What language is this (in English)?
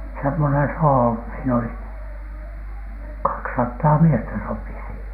Finnish